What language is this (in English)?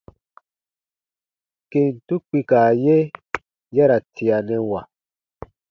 Baatonum